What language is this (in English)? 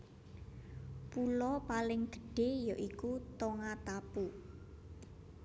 Javanese